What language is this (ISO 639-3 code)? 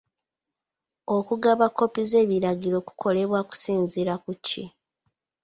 lug